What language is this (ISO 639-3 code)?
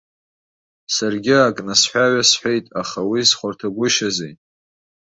abk